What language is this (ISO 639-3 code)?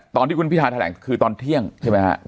tha